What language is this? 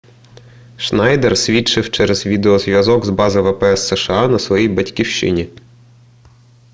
Ukrainian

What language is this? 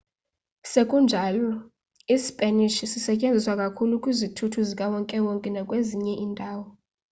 Xhosa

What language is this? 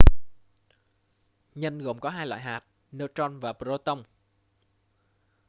Vietnamese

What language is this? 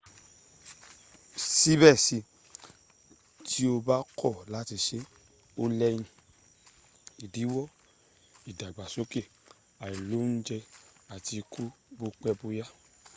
Yoruba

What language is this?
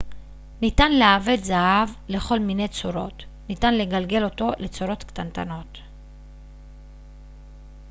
Hebrew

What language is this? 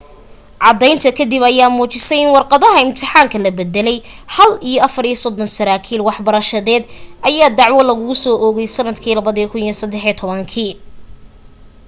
Somali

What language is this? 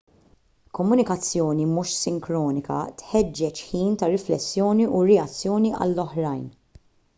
Maltese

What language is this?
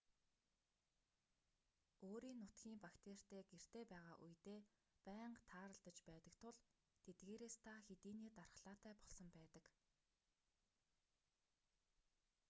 Mongolian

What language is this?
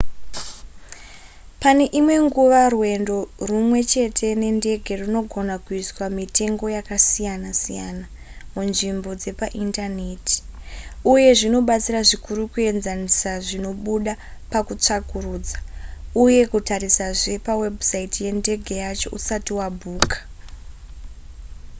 Shona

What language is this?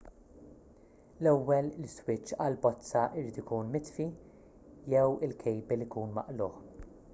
Maltese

